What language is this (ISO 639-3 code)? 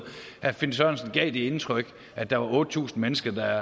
dan